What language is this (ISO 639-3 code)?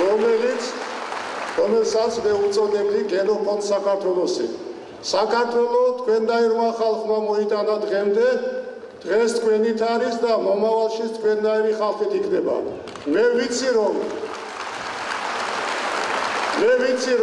tur